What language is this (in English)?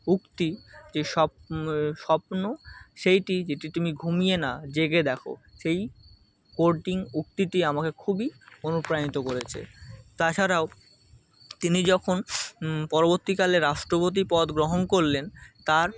Bangla